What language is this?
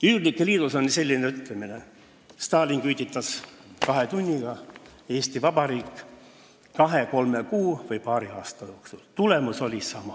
Estonian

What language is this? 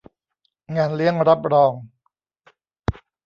Thai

